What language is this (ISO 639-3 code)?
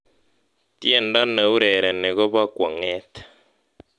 kln